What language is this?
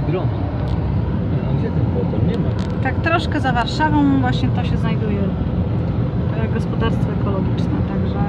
Polish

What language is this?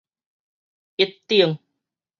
Min Nan Chinese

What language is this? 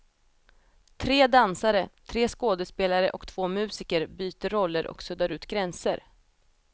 Swedish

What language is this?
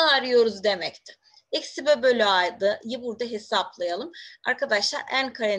Turkish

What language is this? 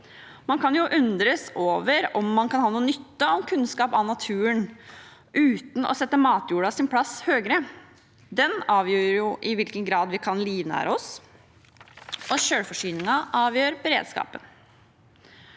Norwegian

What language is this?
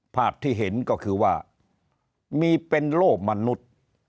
Thai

